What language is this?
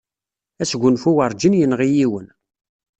Kabyle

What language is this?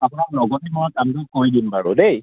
Assamese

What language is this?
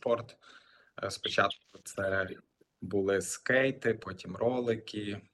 Ukrainian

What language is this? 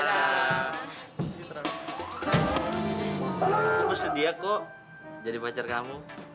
Indonesian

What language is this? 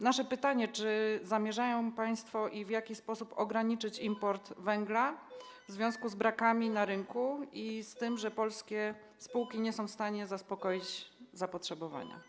Polish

